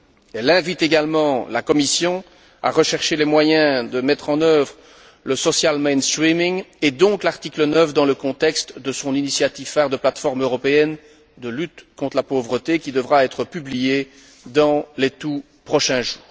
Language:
French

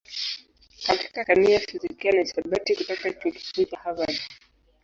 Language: Swahili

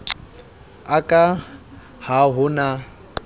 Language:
Southern Sotho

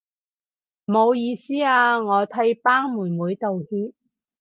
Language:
Cantonese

